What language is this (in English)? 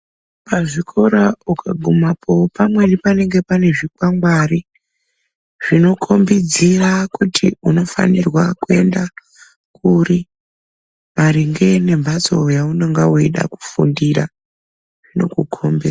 Ndau